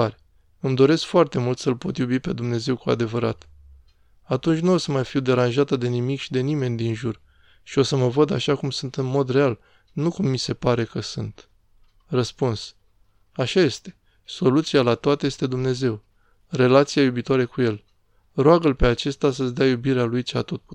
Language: Romanian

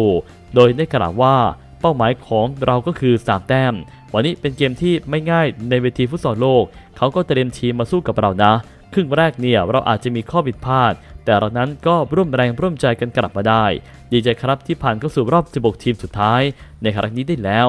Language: Thai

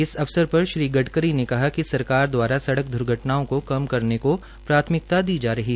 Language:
Hindi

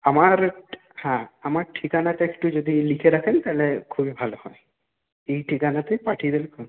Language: Bangla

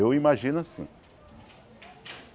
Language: Portuguese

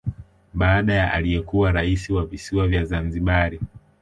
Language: Swahili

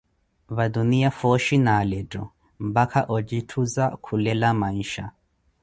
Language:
Koti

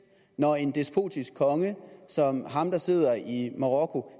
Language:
Danish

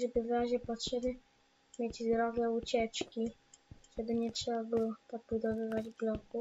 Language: Polish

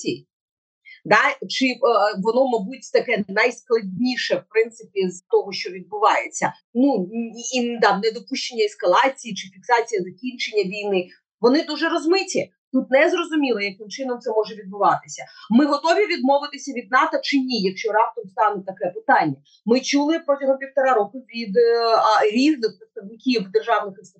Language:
Ukrainian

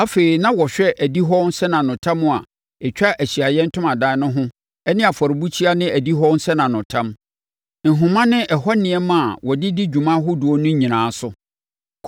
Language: Akan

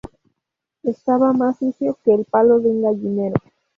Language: Spanish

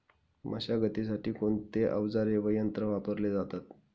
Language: Marathi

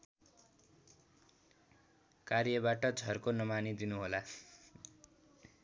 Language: Nepali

